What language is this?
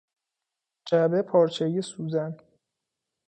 Persian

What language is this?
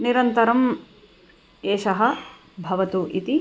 Sanskrit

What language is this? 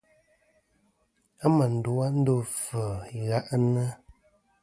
Kom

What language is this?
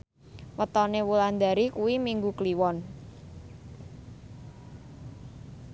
Javanese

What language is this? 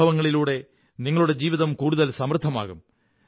Malayalam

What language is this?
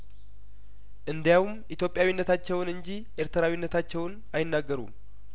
Amharic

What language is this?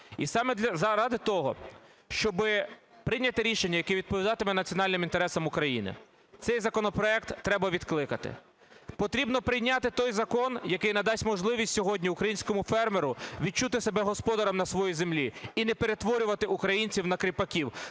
Ukrainian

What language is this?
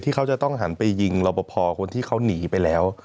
Thai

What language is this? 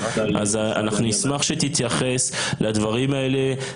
Hebrew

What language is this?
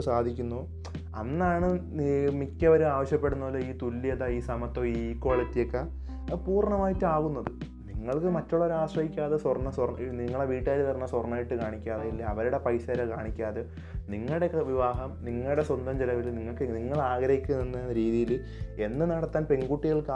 Malayalam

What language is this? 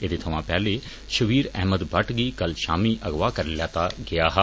Dogri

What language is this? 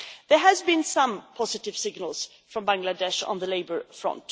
English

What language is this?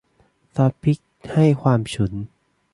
Thai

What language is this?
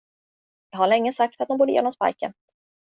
Swedish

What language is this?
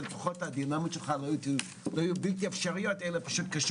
Hebrew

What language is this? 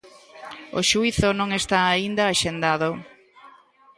Galician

